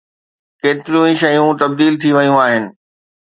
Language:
Sindhi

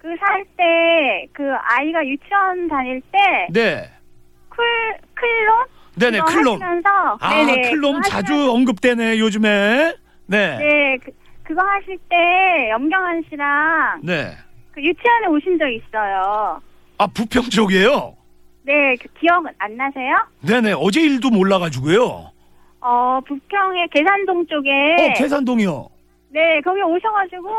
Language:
Korean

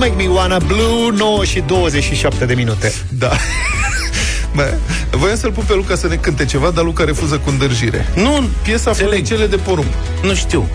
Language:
Romanian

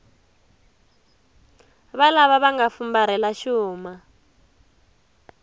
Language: Tsonga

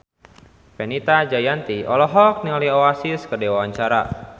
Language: Sundanese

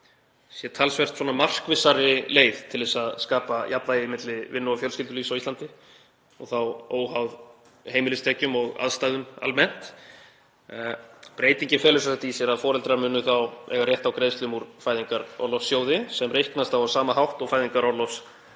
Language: Icelandic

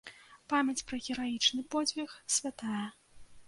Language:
Belarusian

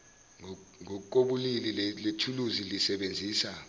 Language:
Zulu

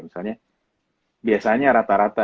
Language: Indonesian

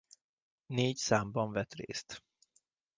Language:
Hungarian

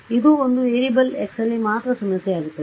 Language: Kannada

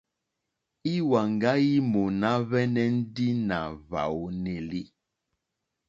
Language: Mokpwe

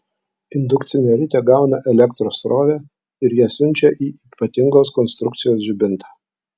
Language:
Lithuanian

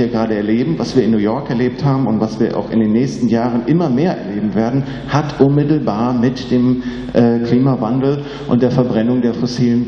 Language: German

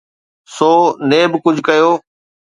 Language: Sindhi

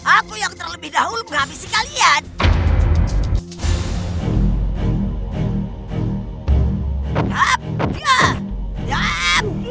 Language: Indonesian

